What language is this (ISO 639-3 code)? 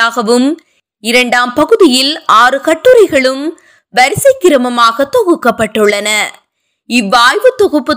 tam